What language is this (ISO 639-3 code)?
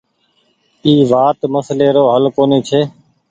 gig